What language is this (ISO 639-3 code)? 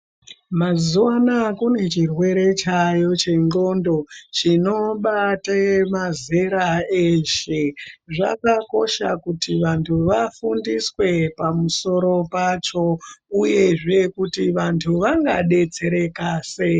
ndc